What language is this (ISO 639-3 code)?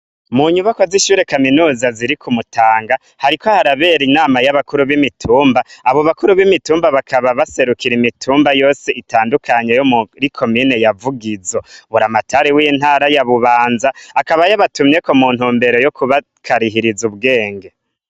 run